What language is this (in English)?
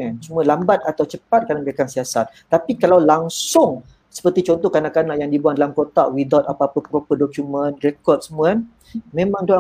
Malay